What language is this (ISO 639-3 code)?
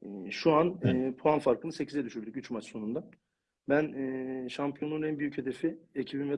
tur